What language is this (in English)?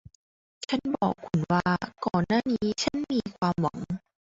Thai